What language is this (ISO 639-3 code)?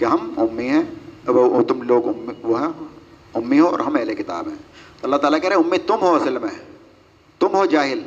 urd